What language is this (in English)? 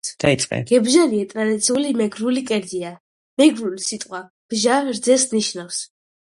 Georgian